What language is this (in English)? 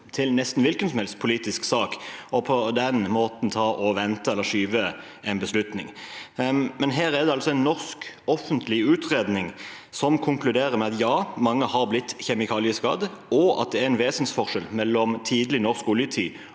Norwegian